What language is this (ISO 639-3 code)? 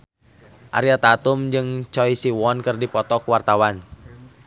sun